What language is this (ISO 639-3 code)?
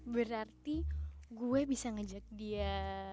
ind